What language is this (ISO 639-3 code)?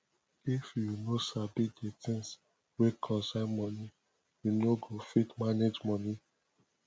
pcm